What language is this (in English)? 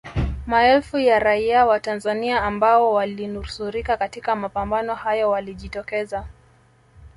Swahili